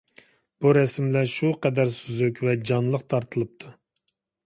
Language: Uyghur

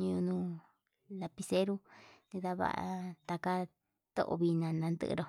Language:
Yutanduchi Mixtec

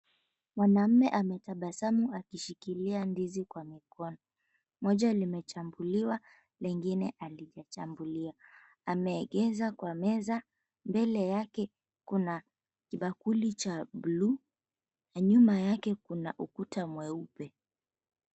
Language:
Swahili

